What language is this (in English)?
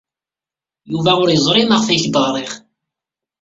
Kabyle